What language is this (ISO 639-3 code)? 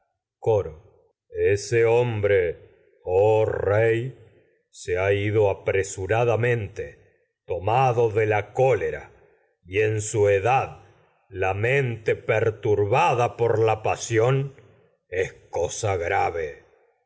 spa